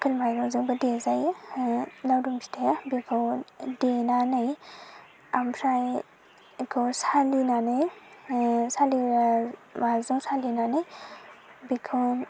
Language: Bodo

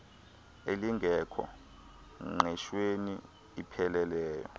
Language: Xhosa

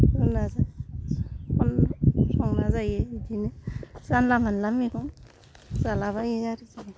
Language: Bodo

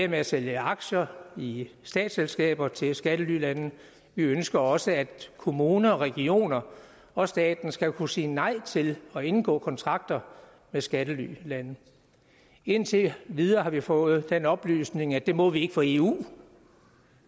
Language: Danish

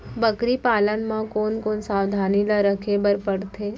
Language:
Chhattisgarhi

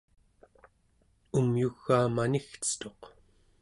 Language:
Central Yupik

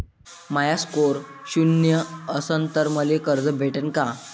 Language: Marathi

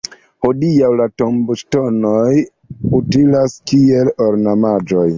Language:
Esperanto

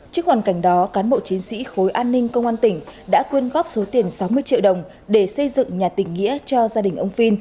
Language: Vietnamese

